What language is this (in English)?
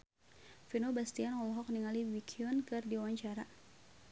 Sundanese